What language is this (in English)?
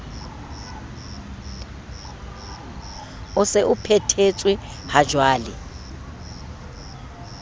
Southern Sotho